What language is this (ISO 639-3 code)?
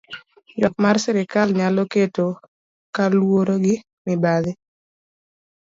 luo